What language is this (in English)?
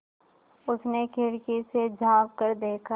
Hindi